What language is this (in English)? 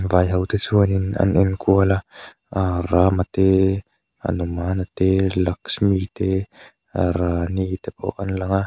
Mizo